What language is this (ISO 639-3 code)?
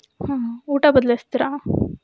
kan